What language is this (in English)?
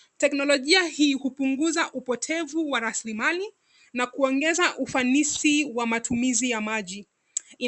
Swahili